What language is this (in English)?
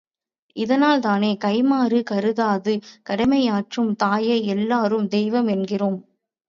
Tamil